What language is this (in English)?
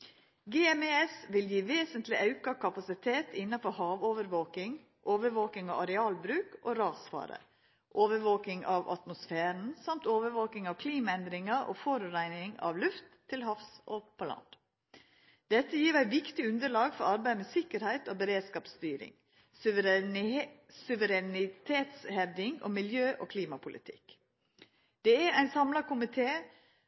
Norwegian Nynorsk